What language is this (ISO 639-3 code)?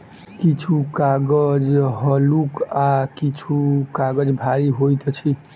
mai